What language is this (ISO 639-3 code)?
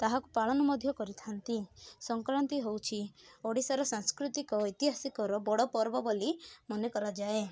ori